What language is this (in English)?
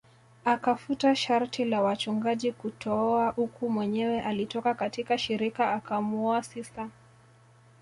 Swahili